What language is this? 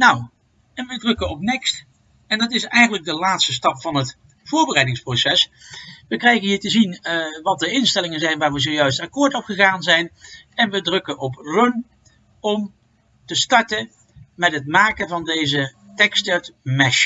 Dutch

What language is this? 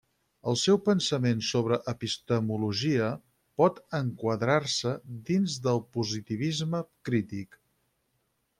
Catalan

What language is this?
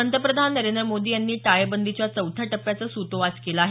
Marathi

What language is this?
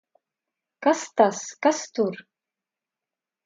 Latvian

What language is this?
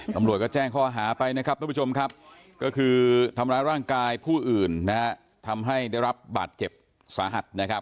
Thai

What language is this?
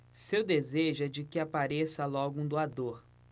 Portuguese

